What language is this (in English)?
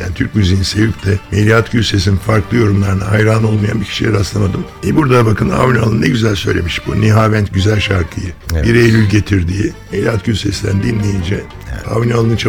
Turkish